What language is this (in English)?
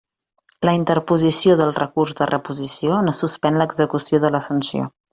Catalan